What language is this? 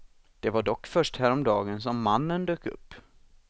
Swedish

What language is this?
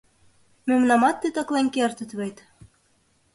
Mari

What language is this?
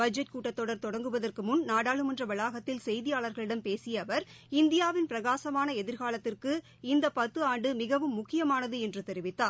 Tamil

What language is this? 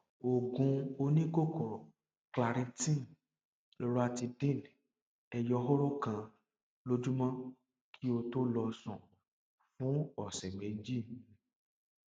Yoruba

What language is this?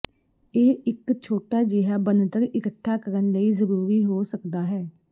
Punjabi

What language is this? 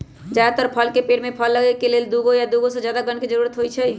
Magahi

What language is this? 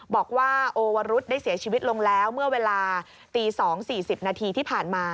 Thai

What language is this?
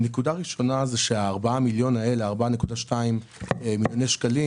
Hebrew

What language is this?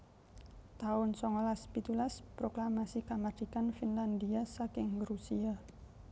Javanese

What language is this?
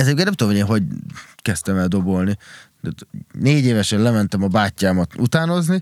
Hungarian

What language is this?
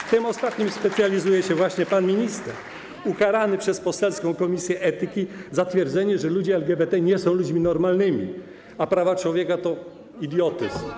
Polish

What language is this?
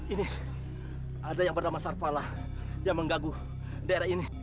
Indonesian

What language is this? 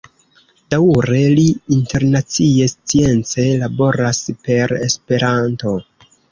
Esperanto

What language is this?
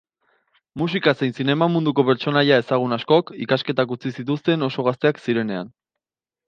Basque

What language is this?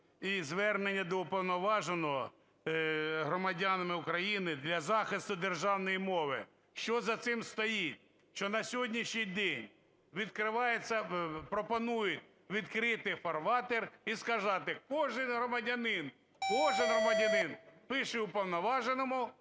Ukrainian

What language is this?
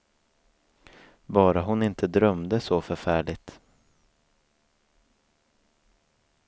Swedish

